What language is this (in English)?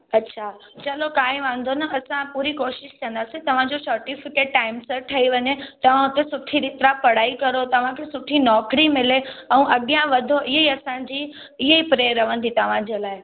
Sindhi